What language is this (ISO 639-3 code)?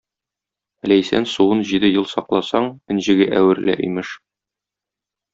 tat